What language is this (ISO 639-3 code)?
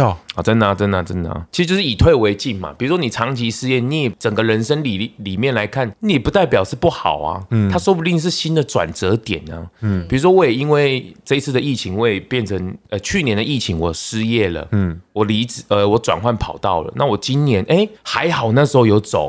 zho